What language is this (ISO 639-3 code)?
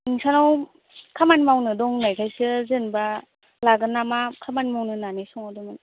brx